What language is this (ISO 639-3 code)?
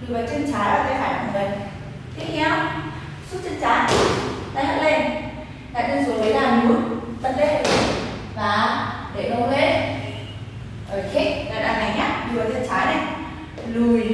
vie